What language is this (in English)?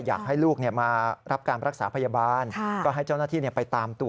Thai